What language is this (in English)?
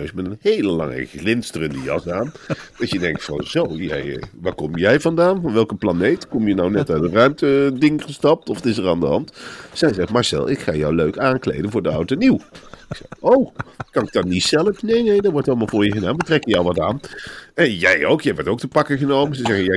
Dutch